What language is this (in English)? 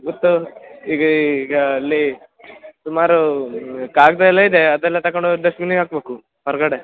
Kannada